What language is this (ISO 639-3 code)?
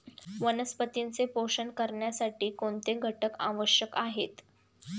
mar